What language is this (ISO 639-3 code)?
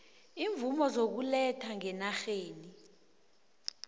nbl